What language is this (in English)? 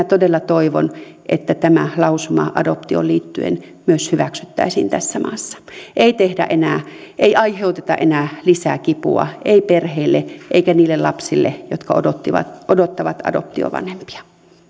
Finnish